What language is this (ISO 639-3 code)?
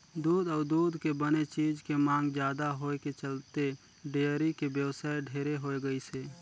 hne